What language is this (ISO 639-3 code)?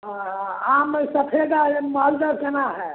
mai